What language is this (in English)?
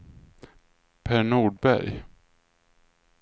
Swedish